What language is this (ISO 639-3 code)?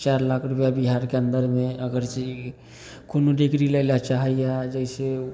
mai